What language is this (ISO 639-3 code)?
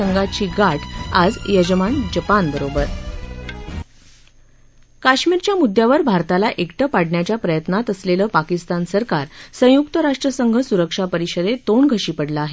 mar